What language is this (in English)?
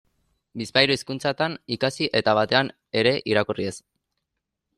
Basque